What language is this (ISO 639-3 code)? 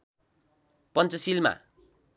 nep